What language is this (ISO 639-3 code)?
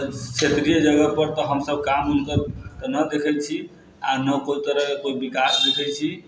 mai